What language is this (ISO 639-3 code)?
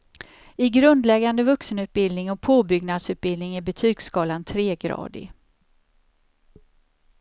swe